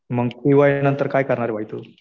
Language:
Marathi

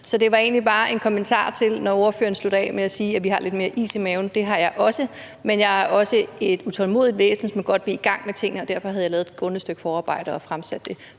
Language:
Danish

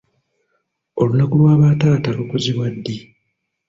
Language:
Ganda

